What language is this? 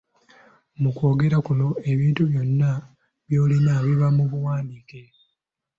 Ganda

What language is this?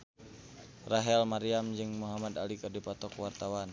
Sundanese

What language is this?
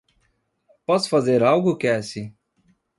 Portuguese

